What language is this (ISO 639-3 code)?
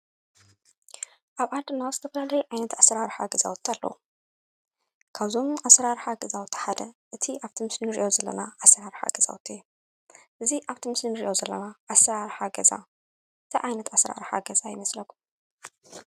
tir